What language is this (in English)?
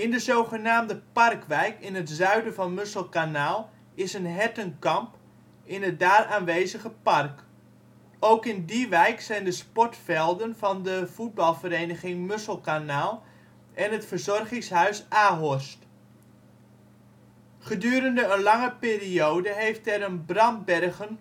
Dutch